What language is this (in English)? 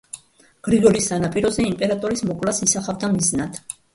Georgian